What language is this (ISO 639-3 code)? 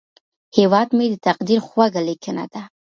pus